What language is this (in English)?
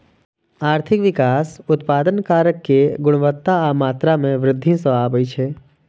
Maithili